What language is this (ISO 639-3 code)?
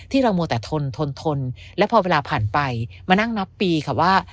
tha